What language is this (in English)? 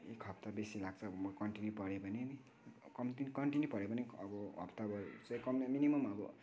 Nepali